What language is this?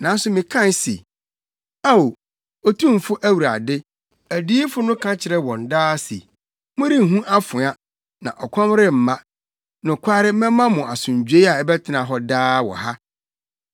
Akan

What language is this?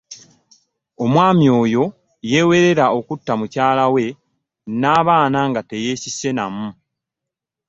Ganda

